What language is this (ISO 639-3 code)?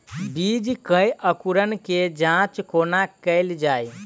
mai